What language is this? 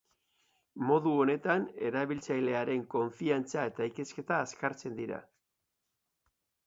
Basque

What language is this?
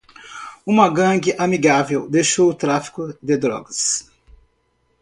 Portuguese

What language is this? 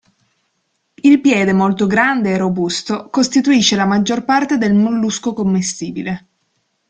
Italian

